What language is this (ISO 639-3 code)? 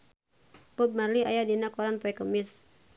sun